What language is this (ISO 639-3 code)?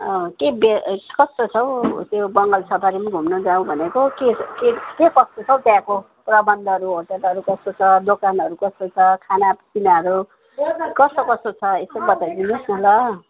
nep